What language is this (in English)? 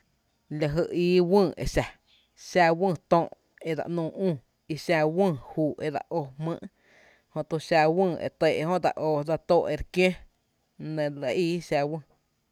Tepinapa Chinantec